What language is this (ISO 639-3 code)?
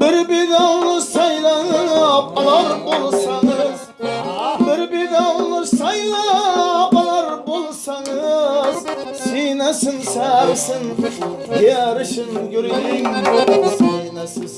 uzb